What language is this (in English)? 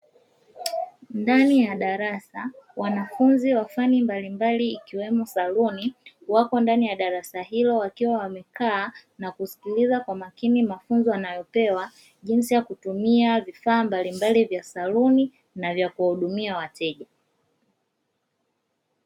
Swahili